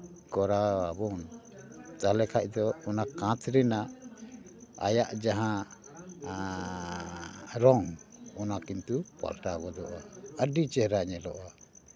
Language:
Santali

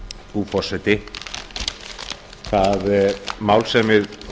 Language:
Icelandic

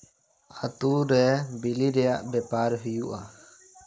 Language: Santali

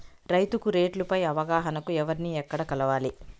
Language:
Telugu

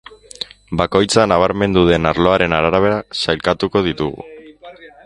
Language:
Basque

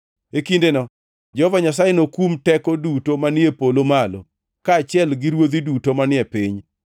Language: Luo (Kenya and Tanzania)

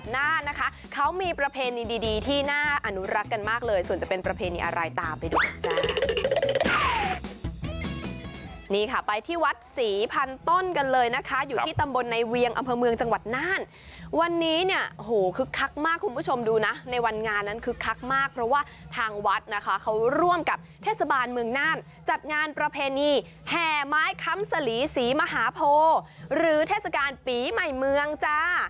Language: Thai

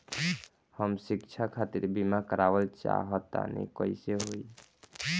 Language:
Bhojpuri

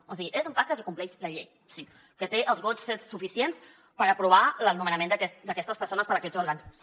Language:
Catalan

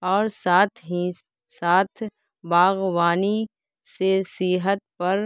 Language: Urdu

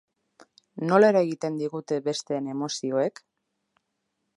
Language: Basque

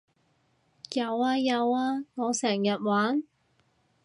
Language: Cantonese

